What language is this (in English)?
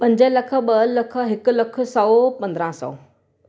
Sindhi